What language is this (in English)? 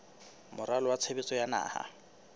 Southern Sotho